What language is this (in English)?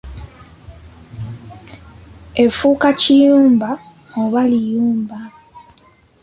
Ganda